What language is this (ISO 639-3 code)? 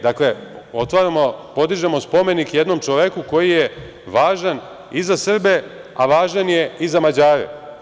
srp